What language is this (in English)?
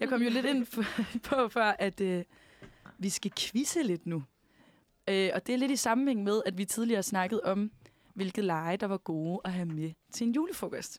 Danish